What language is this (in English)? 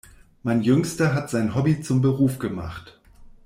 German